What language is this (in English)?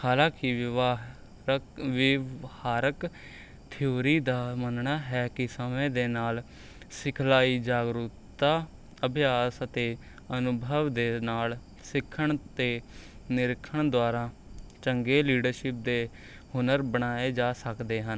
Punjabi